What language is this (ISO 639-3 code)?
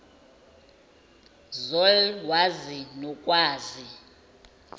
zul